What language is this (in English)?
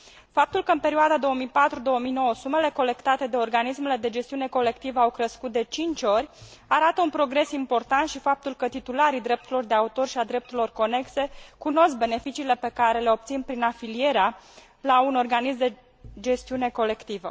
Romanian